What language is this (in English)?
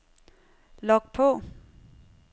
Danish